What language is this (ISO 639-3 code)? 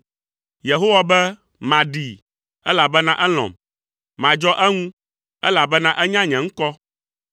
ewe